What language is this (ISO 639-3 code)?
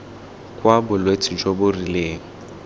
tsn